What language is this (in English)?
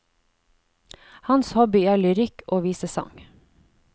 Norwegian